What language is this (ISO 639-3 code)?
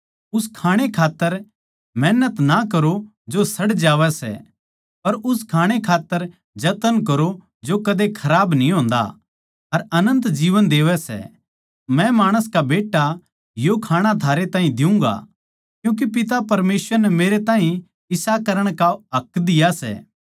bgc